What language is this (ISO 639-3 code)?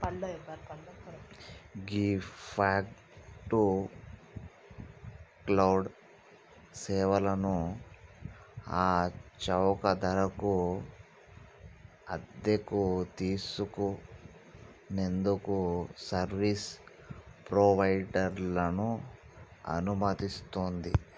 tel